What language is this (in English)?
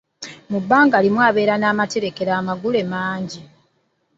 Ganda